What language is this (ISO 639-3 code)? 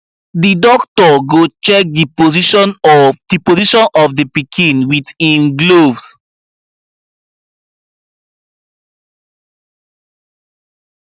pcm